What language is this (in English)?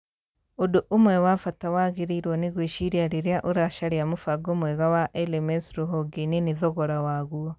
Kikuyu